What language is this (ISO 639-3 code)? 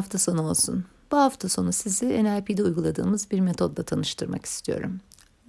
tur